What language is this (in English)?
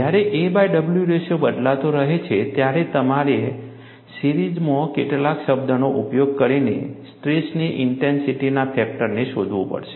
Gujarati